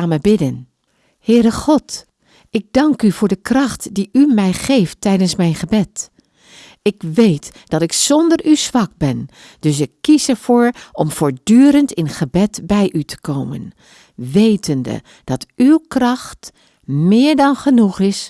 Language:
Dutch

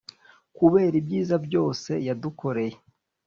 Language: Kinyarwanda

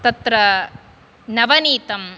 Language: Sanskrit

